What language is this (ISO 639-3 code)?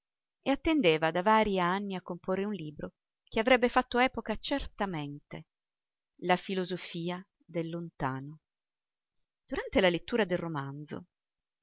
ita